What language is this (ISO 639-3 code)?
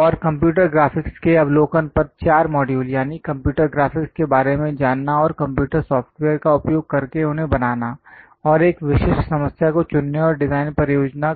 hin